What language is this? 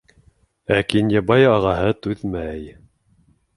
Bashkir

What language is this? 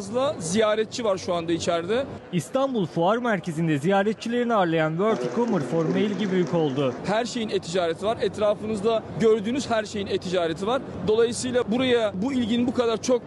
Turkish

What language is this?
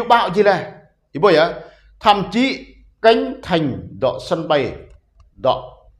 Vietnamese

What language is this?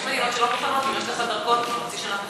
Hebrew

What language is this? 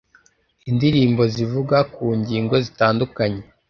Kinyarwanda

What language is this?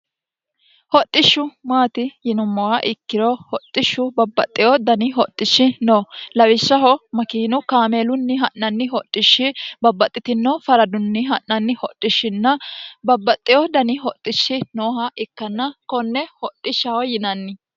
Sidamo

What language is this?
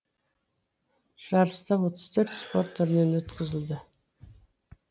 Kazakh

